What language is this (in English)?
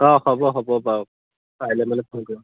Assamese